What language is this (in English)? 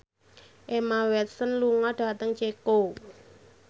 Javanese